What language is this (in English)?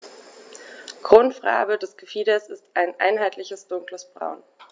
German